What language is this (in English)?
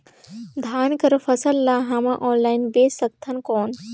Chhattisgarhi